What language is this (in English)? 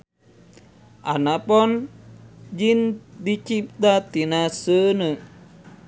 Sundanese